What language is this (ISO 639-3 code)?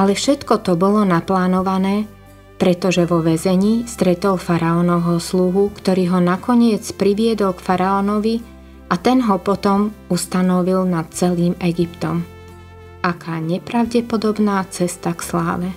slk